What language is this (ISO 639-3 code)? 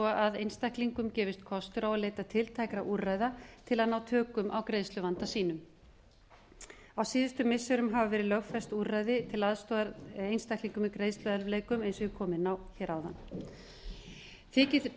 isl